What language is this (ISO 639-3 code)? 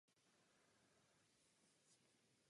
ces